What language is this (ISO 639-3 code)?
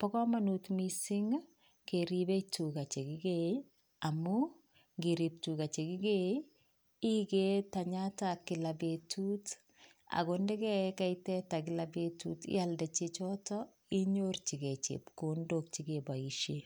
kln